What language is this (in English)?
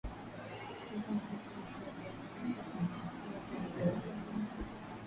Swahili